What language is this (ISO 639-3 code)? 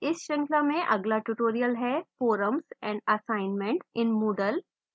hin